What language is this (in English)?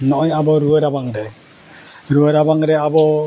Santali